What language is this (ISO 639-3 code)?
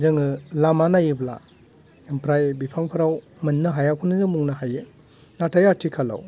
brx